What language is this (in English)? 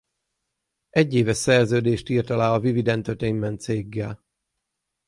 Hungarian